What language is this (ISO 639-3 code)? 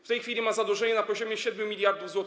pol